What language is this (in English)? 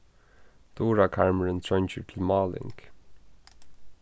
Faroese